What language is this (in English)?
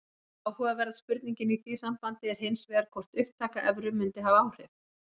Icelandic